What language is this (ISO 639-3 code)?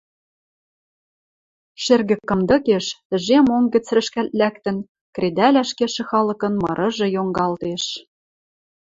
mrj